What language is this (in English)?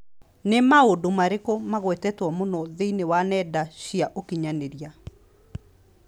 Kikuyu